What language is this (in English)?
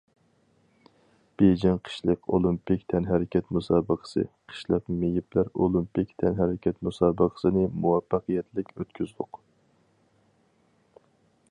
Uyghur